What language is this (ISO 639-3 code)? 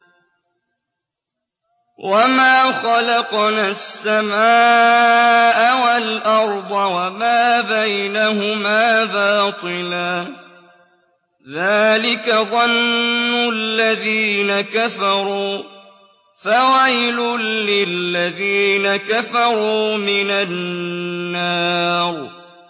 ara